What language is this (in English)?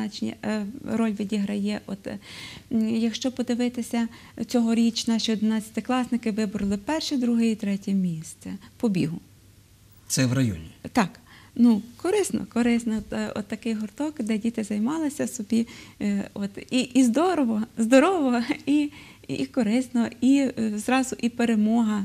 Ukrainian